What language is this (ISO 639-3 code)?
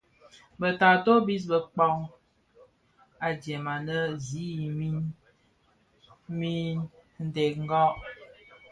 ksf